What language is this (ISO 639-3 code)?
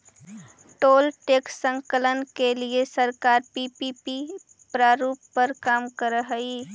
mag